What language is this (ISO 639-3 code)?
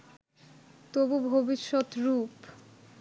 ben